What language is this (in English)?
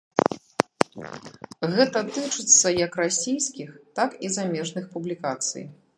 Belarusian